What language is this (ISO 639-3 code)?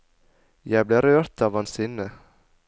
nor